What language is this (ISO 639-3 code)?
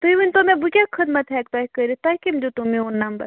kas